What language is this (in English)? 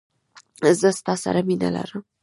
Pashto